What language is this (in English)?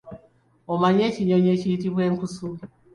Ganda